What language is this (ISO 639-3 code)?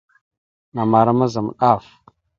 mxu